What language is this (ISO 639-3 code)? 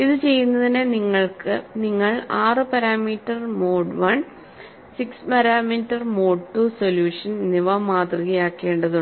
mal